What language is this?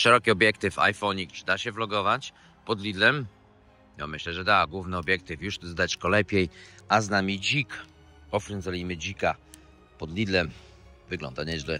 Polish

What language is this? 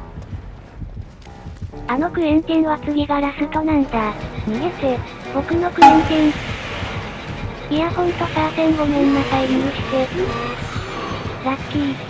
Japanese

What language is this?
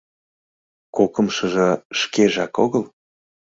Mari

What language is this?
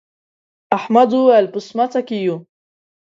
Pashto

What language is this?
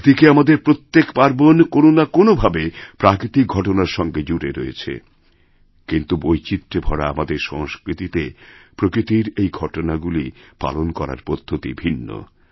Bangla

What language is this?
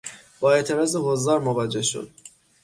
Persian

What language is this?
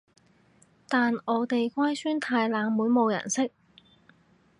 Cantonese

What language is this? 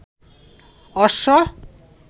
Bangla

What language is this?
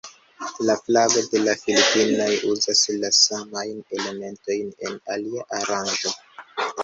Esperanto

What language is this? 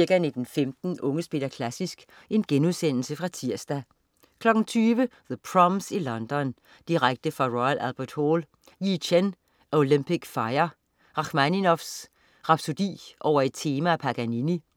Danish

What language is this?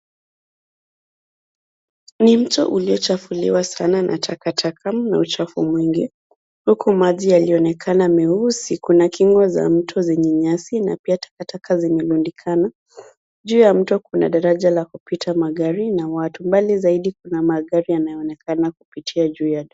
Swahili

